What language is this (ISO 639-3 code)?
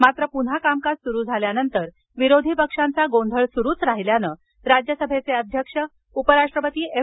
mar